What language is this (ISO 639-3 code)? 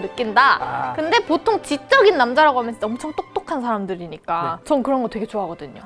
kor